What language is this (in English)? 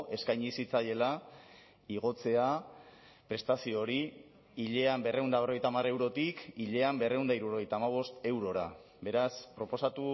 Basque